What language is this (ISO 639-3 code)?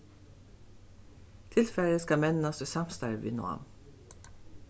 fao